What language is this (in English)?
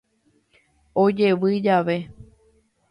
Guarani